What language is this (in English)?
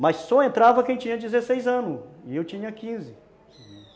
Portuguese